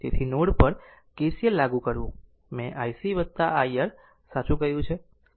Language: Gujarati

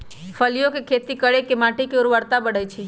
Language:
Magahi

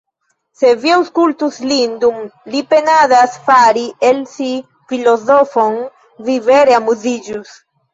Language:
Esperanto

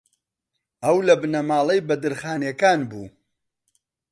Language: Central Kurdish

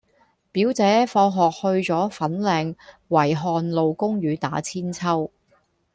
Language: Cantonese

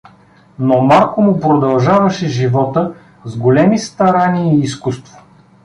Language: Bulgarian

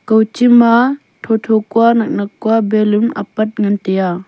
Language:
Wancho Naga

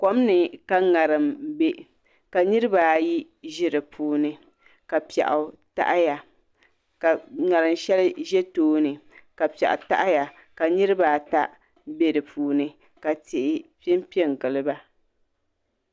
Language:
Dagbani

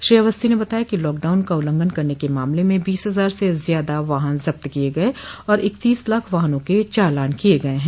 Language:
Hindi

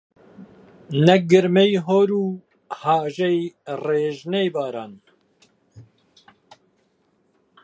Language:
Central Kurdish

